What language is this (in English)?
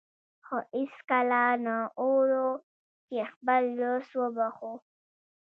Pashto